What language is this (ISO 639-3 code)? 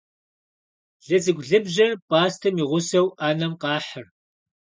kbd